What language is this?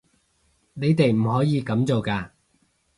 Cantonese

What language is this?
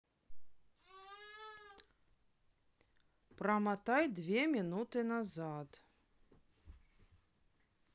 Russian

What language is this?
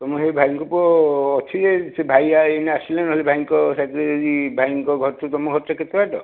Odia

